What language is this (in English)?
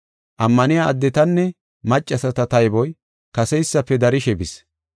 Gofa